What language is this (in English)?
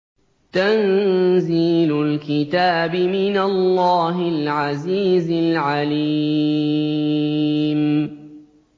Arabic